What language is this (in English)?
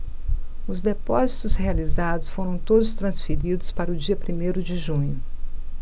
Portuguese